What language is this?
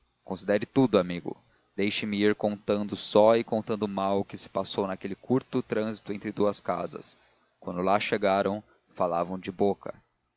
Portuguese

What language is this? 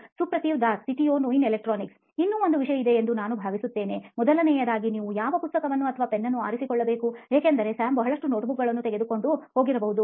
Kannada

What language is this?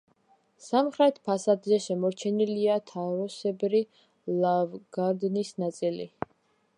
Georgian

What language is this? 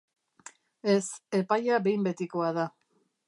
Basque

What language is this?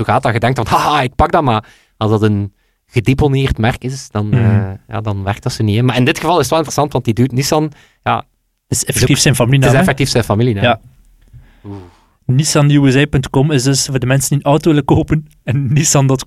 Dutch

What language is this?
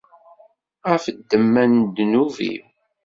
Kabyle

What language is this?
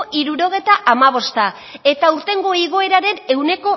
Basque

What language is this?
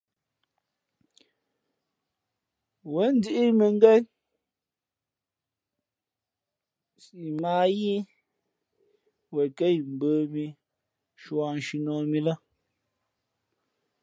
Fe'fe'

